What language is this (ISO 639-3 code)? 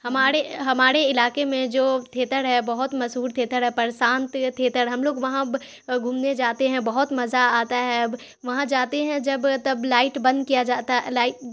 urd